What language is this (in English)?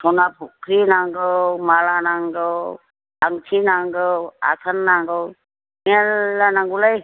Bodo